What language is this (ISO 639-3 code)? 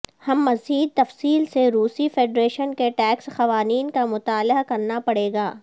urd